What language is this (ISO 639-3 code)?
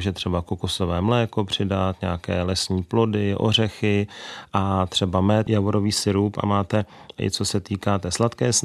ces